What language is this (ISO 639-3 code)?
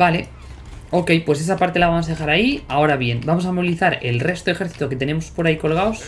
spa